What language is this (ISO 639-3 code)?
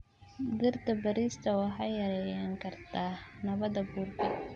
som